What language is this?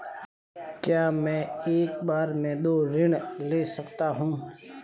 Hindi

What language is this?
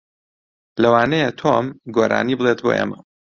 Central Kurdish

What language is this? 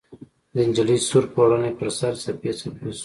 Pashto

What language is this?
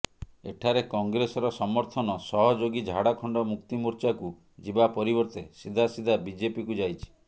Odia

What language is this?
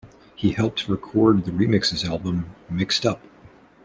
English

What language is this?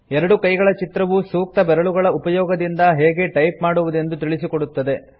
Kannada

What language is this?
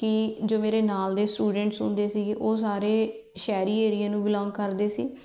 Punjabi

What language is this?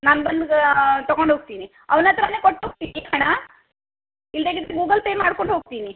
Kannada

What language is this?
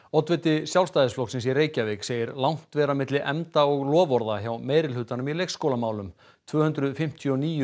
Icelandic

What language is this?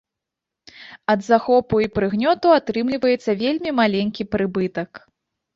Belarusian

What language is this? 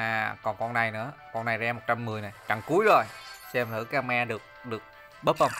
Vietnamese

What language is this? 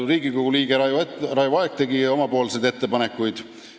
Estonian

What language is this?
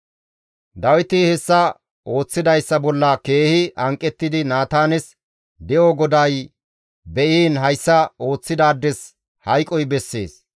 Gamo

